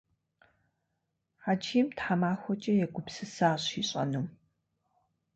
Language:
Kabardian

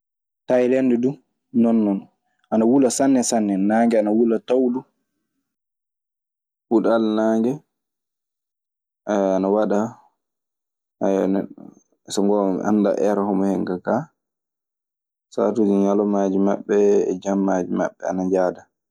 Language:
Maasina Fulfulde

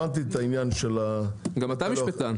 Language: Hebrew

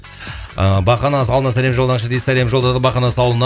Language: Kazakh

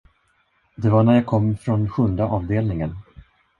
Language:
Swedish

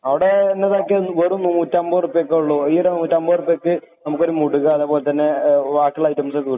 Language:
Malayalam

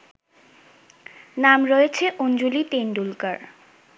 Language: Bangla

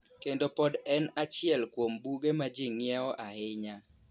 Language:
Luo (Kenya and Tanzania)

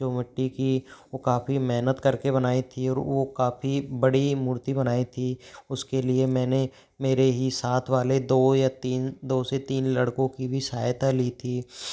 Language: Hindi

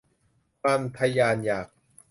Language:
Thai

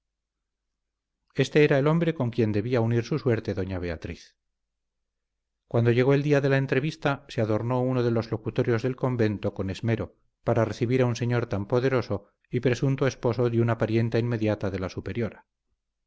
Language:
Spanish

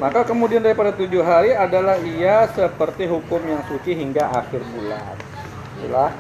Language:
Indonesian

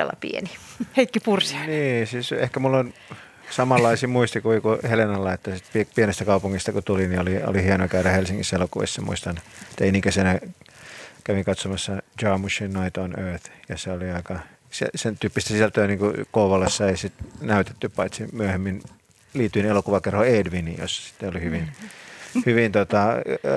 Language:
Finnish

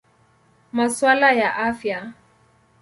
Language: Swahili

